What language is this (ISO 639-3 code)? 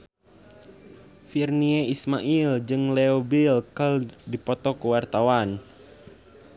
sun